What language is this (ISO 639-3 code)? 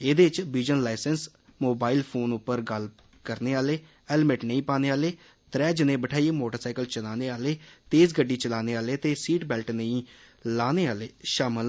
doi